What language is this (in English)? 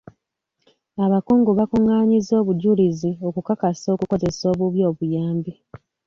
Ganda